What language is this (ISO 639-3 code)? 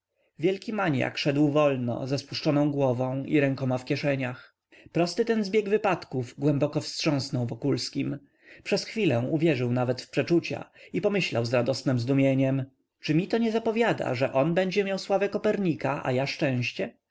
pol